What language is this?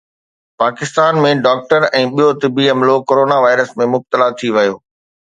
Sindhi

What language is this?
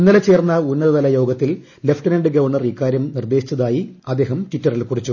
Malayalam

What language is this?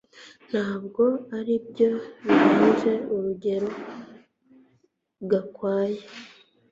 Kinyarwanda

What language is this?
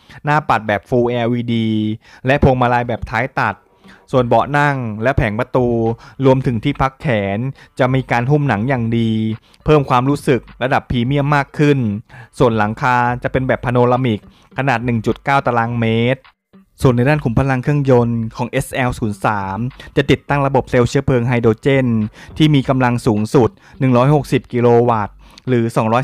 Thai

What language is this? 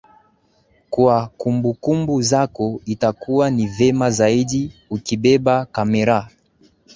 Swahili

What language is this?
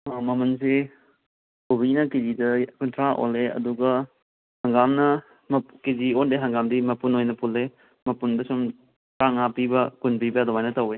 Manipuri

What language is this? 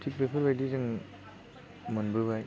Bodo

